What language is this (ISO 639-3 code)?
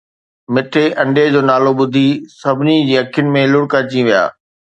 snd